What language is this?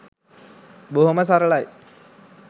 Sinhala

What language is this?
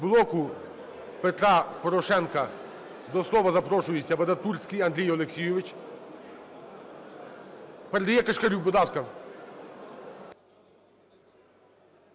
Ukrainian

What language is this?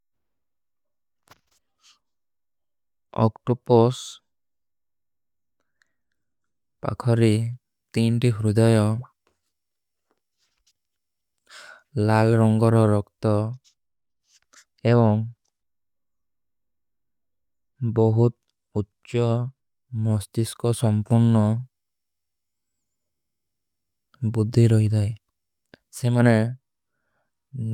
Kui (India)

